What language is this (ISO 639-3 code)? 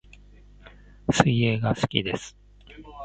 jpn